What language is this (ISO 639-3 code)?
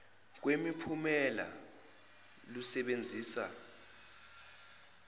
zul